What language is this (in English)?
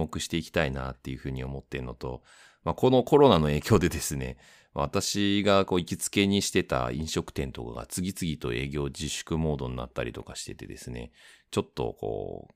Japanese